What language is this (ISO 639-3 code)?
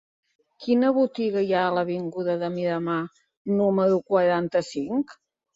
cat